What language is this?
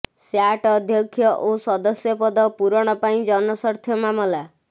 Odia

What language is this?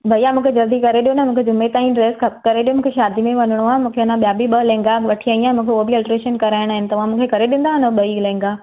Sindhi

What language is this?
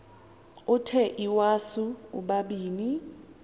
Xhosa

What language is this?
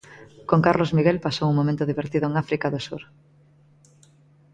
Galician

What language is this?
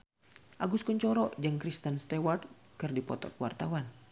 Sundanese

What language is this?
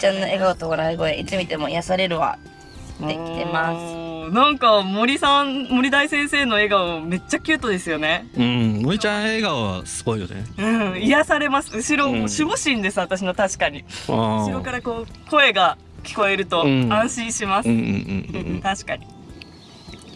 Japanese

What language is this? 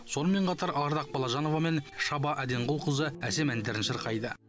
Kazakh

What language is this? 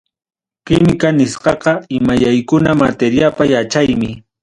Ayacucho Quechua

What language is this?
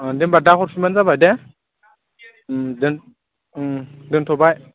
Bodo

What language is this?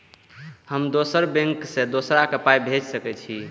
Maithili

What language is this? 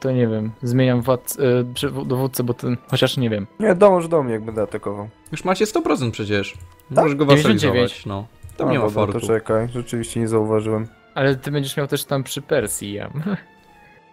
Polish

